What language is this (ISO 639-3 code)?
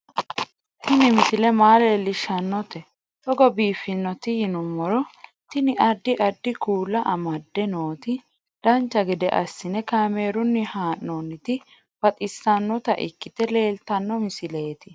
sid